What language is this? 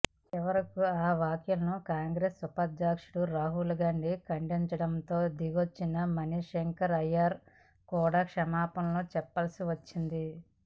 Telugu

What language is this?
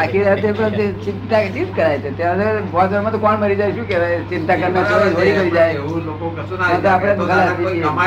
Gujarati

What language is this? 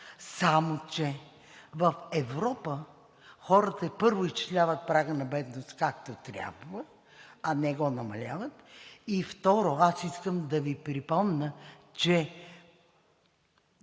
Bulgarian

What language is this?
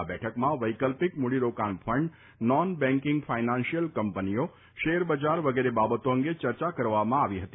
Gujarati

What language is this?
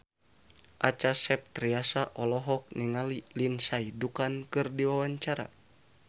Sundanese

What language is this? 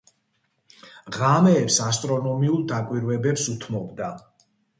Georgian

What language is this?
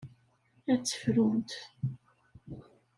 Kabyle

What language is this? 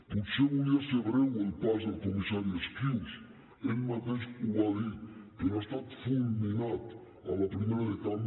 Catalan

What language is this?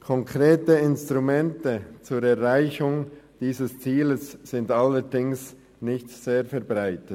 Swiss German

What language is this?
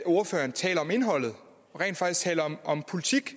Danish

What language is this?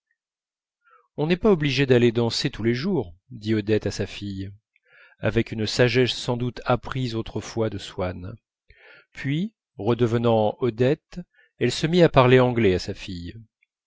French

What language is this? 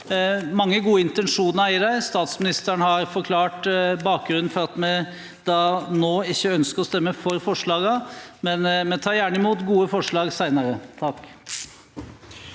Norwegian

